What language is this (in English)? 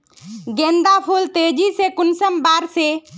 Magahi